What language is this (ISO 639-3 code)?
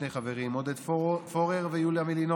heb